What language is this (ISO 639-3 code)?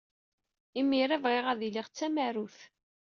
kab